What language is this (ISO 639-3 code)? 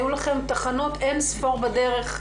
heb